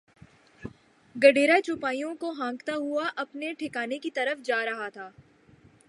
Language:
Urdu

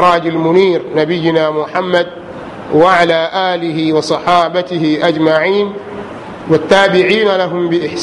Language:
Swahili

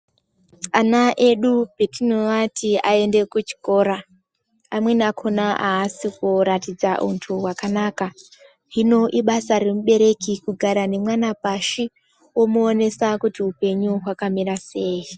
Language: Ndau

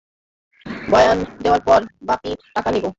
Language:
Bangla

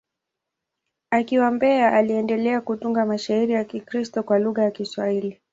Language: Swahili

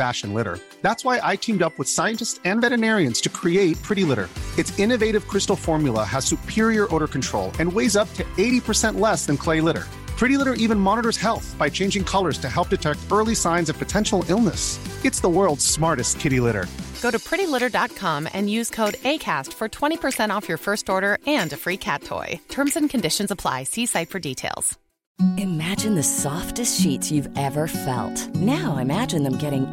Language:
Urdu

